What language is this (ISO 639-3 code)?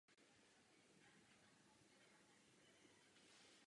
ces